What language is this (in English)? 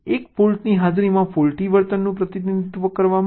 Gujarati